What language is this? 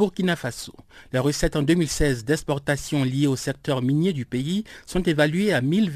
French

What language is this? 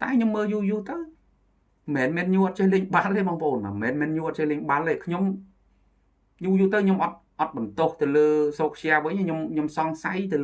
Vietnamese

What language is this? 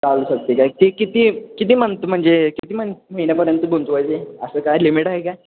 Marathi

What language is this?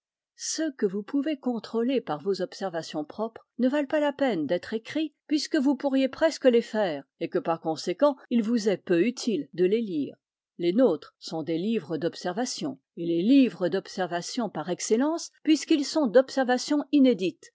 French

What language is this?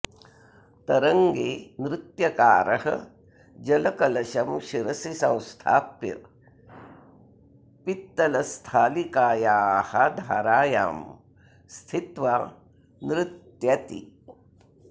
Sanskrit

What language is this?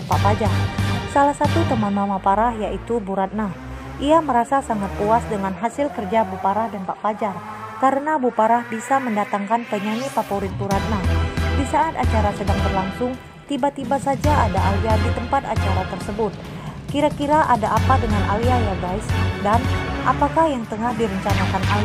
Indonesian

